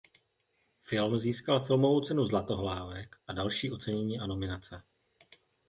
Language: Czech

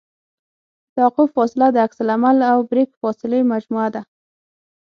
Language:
Pashto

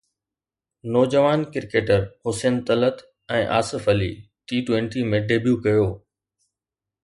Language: Sindhi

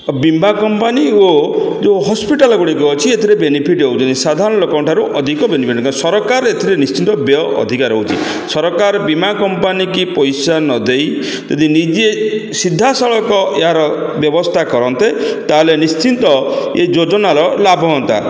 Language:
Odia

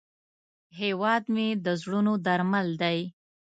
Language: Pashto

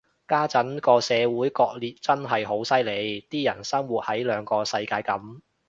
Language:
Cantonese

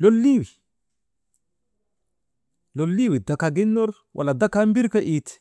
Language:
Maba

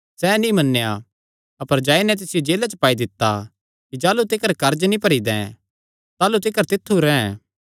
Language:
Kangri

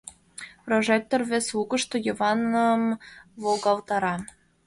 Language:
Mari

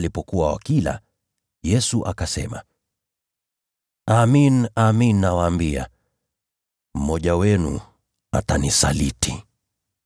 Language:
Swahili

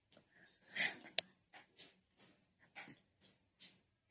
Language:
Odia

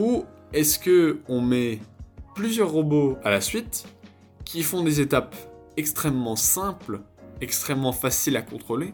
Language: French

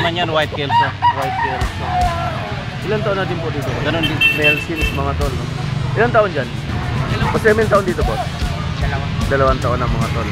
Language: Filipino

